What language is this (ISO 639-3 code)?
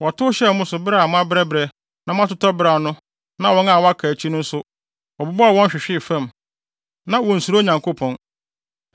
aka